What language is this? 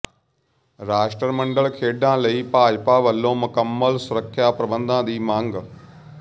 Punjabi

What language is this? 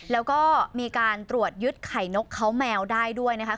Thai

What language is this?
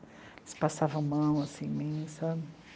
Portuguese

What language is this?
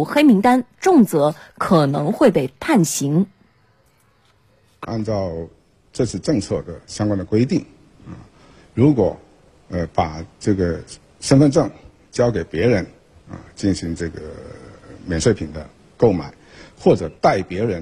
Chinese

